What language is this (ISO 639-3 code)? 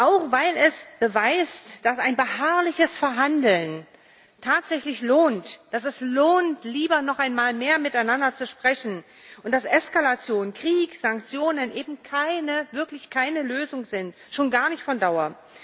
deu